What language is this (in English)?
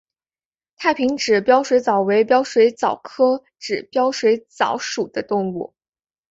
Chinese